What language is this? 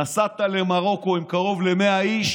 Hebrew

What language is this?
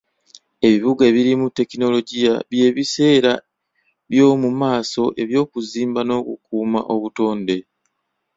Ganda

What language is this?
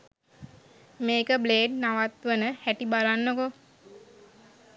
Sinhala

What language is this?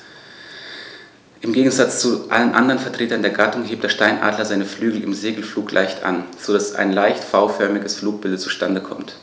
German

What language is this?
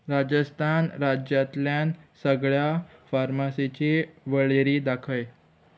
Konkani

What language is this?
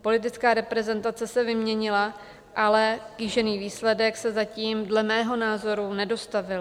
Czech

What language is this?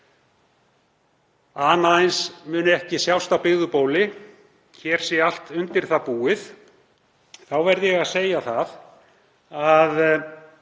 Icelandic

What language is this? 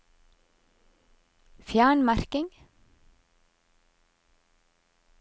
Norwegian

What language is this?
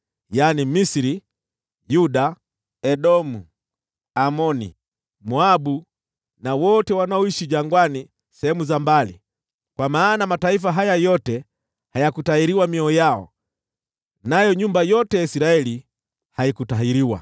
Swahili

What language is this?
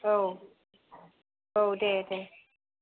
Bodo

